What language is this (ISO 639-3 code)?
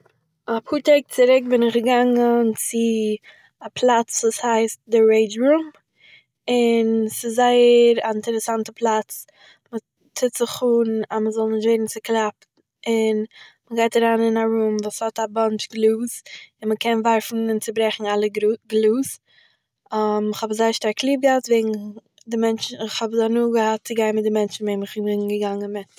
yid